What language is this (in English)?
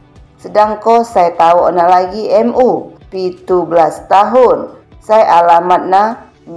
Indonesian